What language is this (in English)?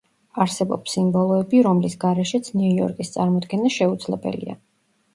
Georgian